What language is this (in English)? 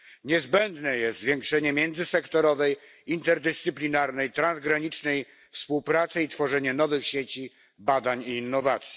Polish